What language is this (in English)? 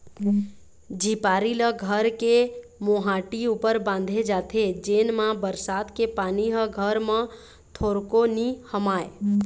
Chhattisgarhi